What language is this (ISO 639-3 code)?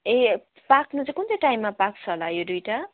nep